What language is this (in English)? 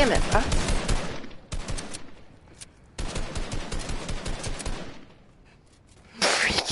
English